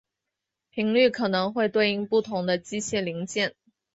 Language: Chinese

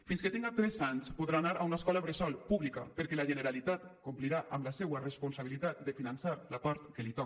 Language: Catalan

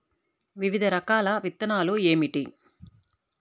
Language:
Telugu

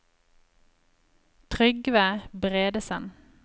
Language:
Norwegian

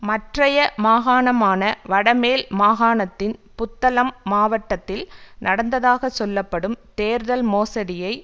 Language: Tamil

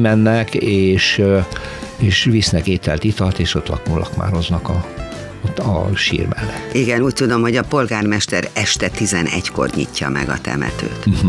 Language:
Hungarian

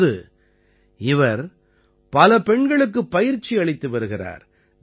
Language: Tamil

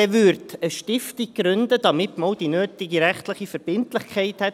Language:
Swiss German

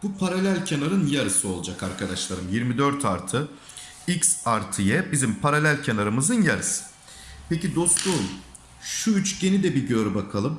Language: Turkish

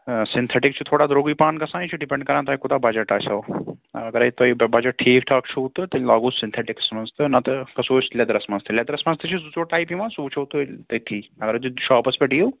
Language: Kashmiri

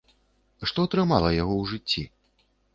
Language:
Belarusian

